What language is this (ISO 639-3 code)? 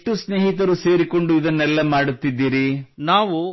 kan